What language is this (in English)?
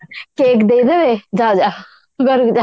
Odia